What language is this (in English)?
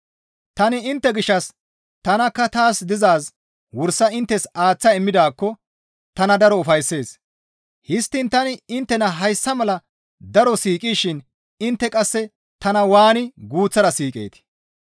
Gamo